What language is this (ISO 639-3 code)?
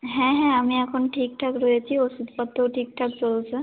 ben